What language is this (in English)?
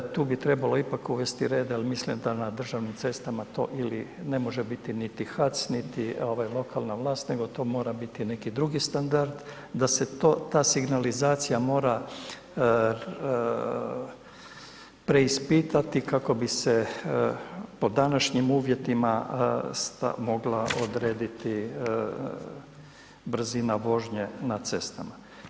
Croatian